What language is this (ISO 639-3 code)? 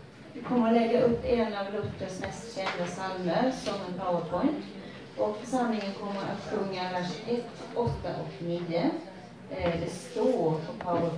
swe